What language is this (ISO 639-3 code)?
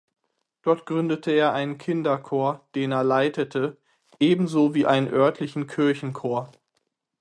deu